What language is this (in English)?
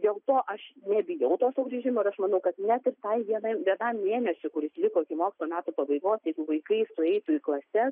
Lithuanian